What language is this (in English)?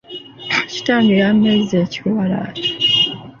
Ganda